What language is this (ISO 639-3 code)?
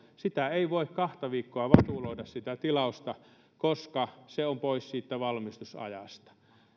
fin